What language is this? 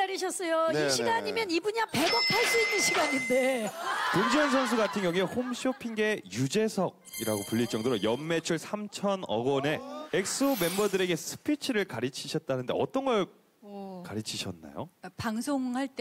Korean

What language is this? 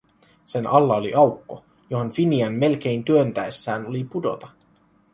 Finnish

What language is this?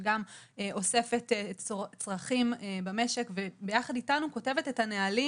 Hebrew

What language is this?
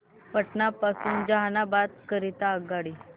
Marathi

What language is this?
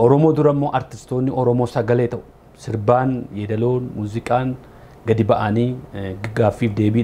Arabic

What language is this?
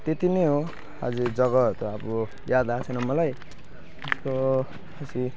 Nepali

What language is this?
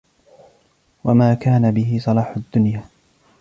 Arabic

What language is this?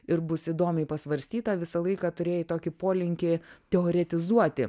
Lithuanian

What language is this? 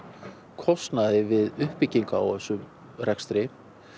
Icelandic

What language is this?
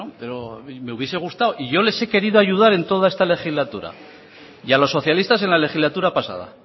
Spanish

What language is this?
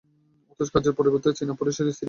Bangla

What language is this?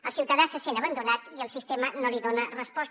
Catalan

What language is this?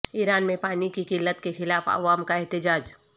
Urdu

